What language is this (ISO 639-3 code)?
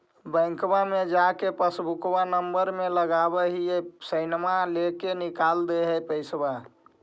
mag